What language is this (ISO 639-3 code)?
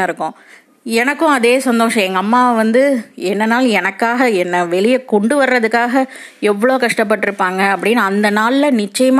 tam